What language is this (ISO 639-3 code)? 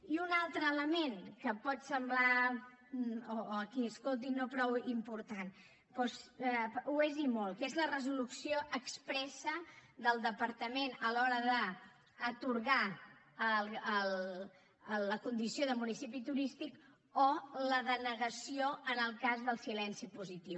cat